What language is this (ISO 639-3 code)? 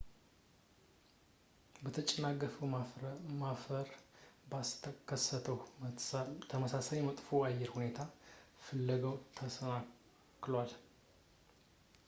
amh